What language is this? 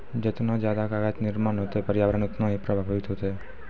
Maithili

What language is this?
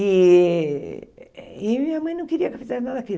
Portuguese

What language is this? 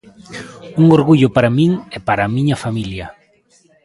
Galician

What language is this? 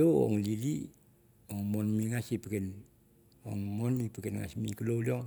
Mandara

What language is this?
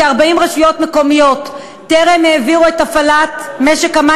Hebrew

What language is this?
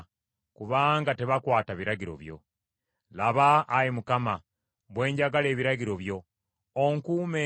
Ganda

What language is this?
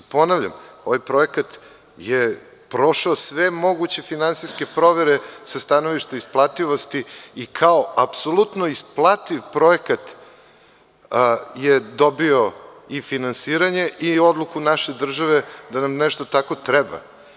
Serbian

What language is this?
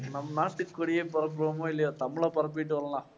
Tamil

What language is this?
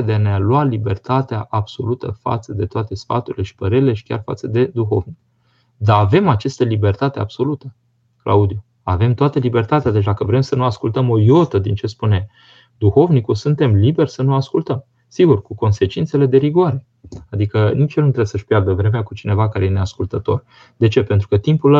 Romanian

